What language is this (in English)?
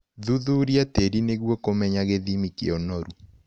Kikuyu